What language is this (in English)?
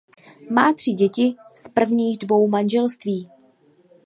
Czech